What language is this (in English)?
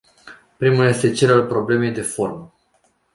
Romanian